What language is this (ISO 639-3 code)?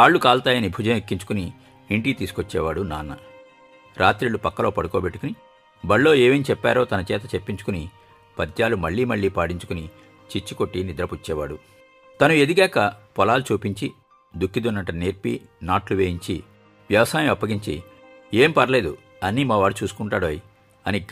tel